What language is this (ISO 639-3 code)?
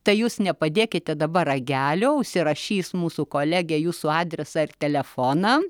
lit